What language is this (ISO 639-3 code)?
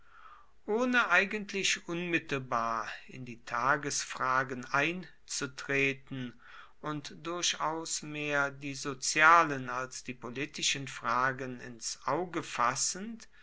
deu